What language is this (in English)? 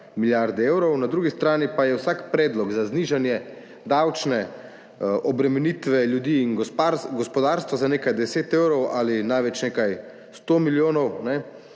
Slovenian